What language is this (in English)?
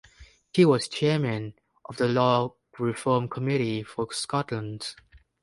English